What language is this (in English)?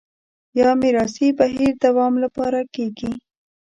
Pashto